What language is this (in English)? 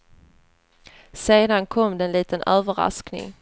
Swedish